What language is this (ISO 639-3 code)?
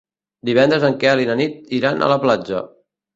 cat